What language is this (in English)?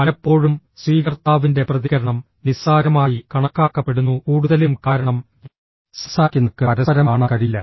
Malayalam